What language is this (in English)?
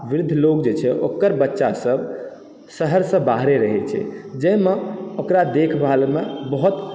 Maithili